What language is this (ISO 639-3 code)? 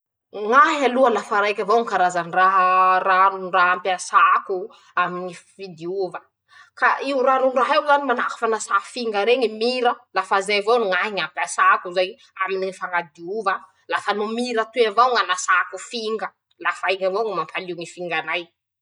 msh